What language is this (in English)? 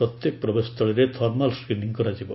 Odia